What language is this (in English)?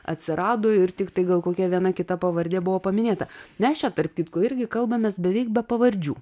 Lithuanian